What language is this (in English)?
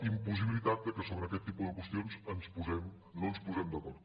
Catalan